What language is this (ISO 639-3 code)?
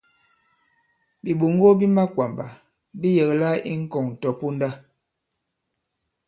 abb